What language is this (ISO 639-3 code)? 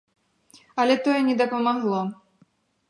bel